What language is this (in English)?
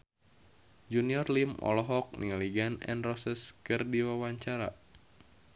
Sundanese